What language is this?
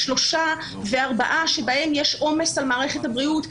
Hebrew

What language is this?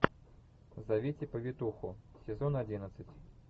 Russian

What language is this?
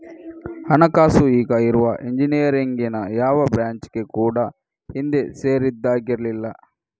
Kannada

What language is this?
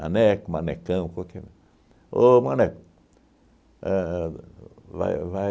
Portuguese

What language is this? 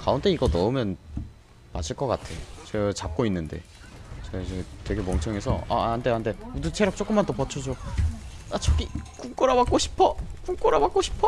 Korean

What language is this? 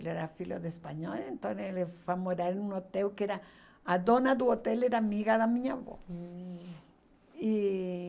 Portuguese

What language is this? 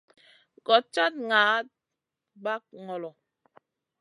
Masana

